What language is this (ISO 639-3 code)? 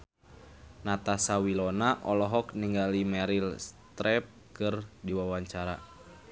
sun